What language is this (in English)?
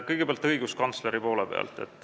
Estonian